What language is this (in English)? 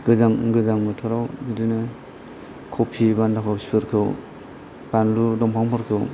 Bodo